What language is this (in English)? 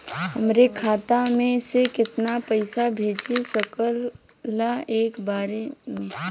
Bhojpuri